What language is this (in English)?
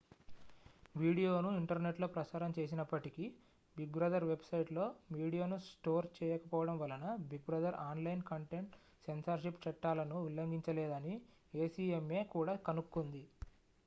Telugu